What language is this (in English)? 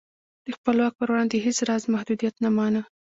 Pashto